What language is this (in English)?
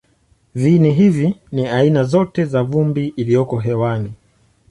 Swahili